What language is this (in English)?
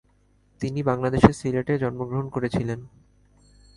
Bangla